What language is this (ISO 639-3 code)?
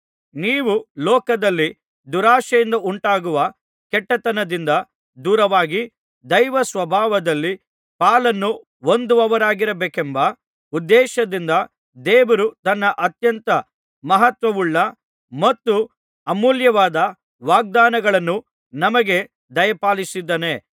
kan